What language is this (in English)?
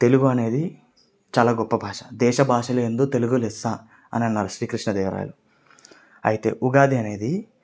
Telugu